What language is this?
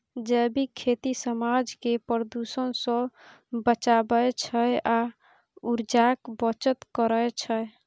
Maithili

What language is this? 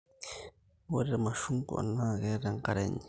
Masai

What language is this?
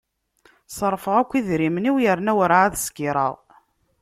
Kabyle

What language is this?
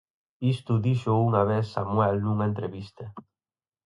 Galician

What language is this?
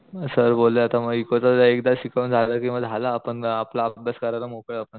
Marathi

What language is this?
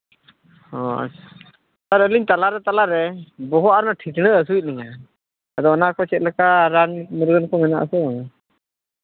Santali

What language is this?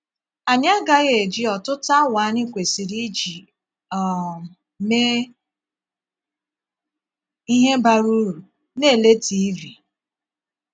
Igbo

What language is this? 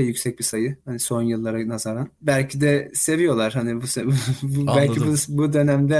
Turkish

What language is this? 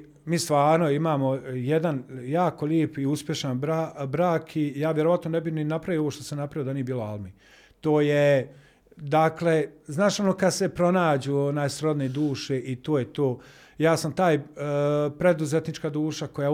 Croatian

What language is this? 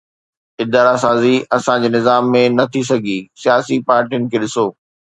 Sindhi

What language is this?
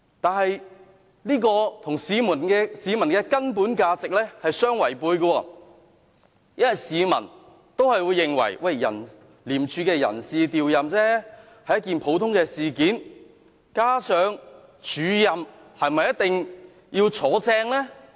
Cantonese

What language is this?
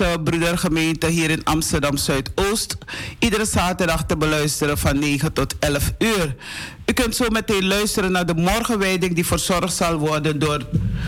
Dutch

